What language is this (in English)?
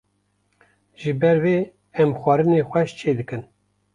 Kurdish